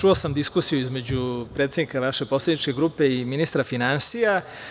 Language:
Serbian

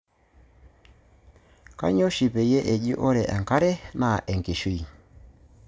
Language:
Masai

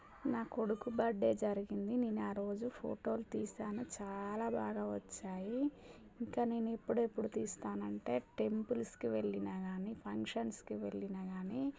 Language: Telugu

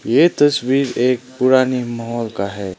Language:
Hindi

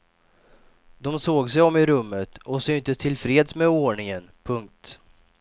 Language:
Swedish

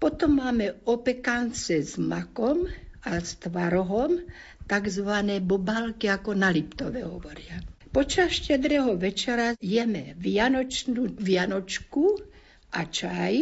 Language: Slovak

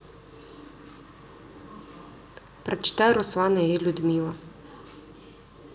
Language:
Russian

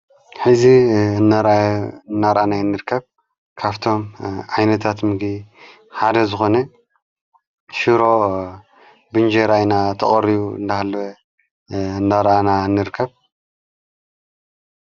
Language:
Tigrinya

